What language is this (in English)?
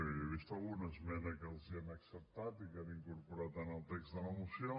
Catalan